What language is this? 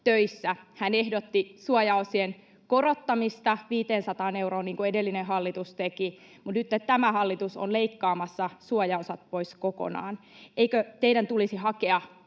Finnish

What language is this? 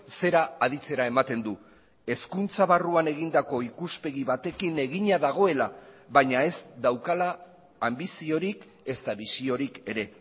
Basque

